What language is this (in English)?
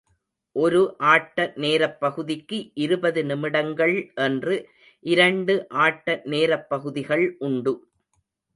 Tamil